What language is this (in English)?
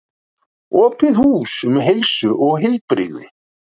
Icelandic